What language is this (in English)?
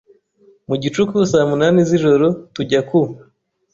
Kinyarwanda